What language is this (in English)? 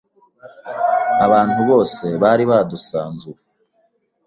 Kinyarwanda